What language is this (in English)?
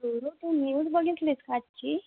Marathi